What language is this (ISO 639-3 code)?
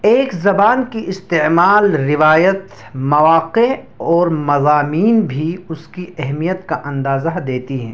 urd